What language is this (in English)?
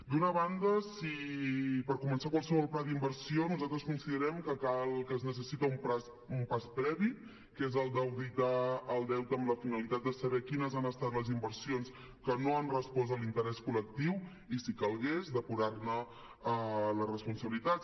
Catalan